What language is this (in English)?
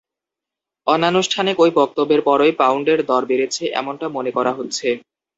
Bangla